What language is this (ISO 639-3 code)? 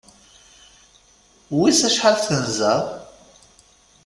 kab